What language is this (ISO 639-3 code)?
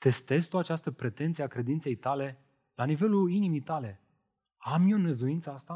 ron